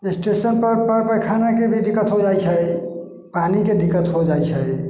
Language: Maithili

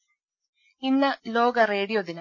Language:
Malayalam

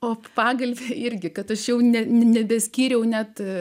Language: Lithuanian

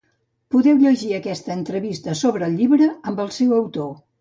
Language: Catalan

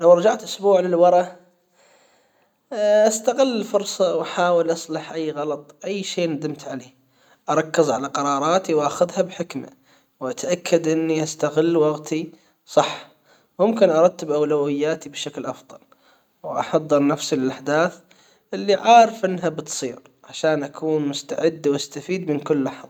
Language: Hijazi Arabic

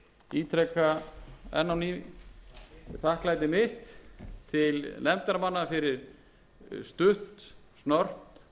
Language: Icelandic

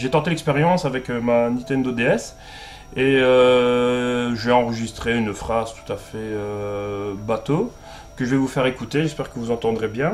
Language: French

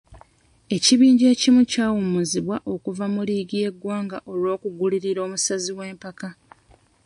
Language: Ganda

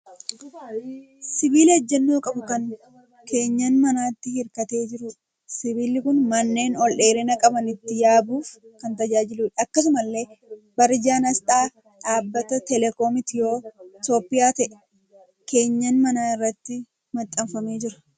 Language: Oromo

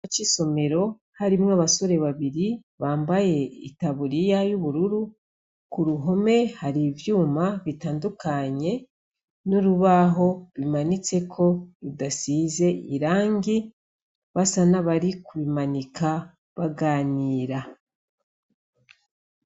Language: Rundi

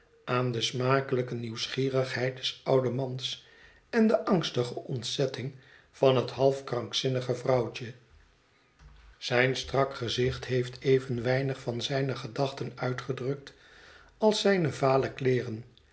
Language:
Dutch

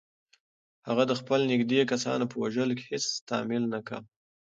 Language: Pashto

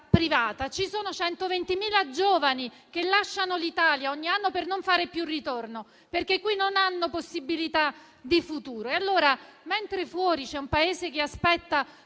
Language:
Italian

